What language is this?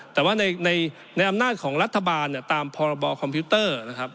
Thai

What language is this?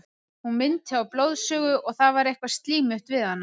Icelandic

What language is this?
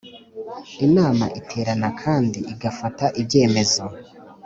Kinyarwanda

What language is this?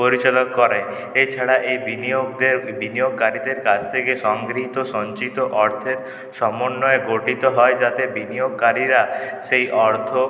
Bangla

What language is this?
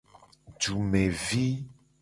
Gen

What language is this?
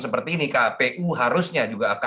Indonesian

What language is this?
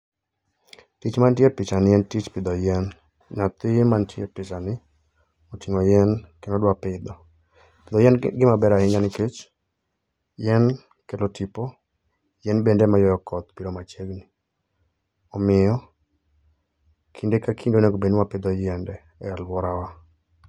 Luo (Kenya and Tanzania)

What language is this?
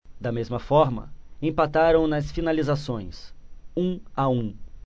Portuguese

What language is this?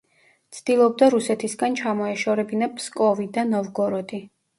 Georgian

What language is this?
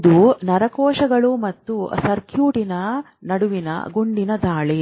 Kannada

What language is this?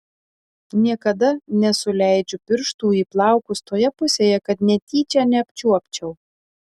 Lithuanian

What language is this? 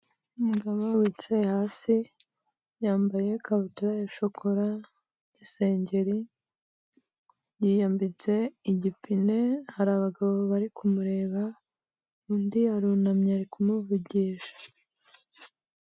Kinyarwanda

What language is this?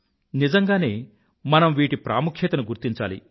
Telugu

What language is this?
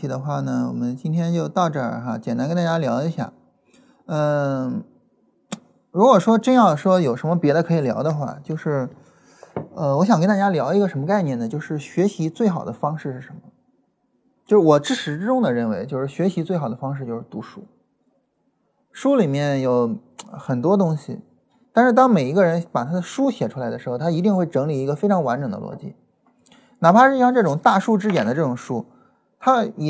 Chinese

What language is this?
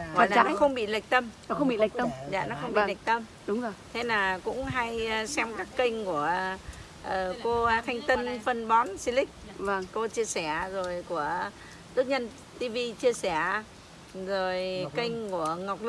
Vietnamese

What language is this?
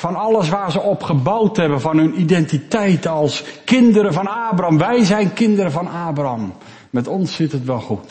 Dutch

